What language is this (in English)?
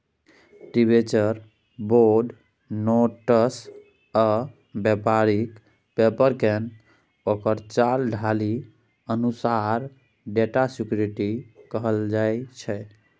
Maithili